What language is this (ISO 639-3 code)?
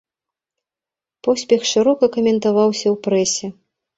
bel